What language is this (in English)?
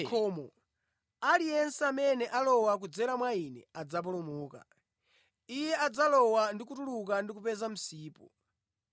Nyanja